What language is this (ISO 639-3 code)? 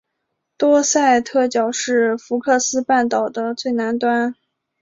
zho